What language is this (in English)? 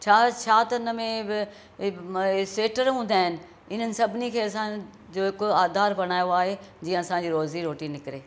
Sindhi